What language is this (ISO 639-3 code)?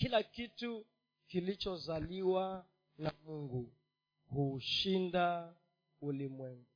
swa